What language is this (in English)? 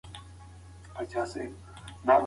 Pashto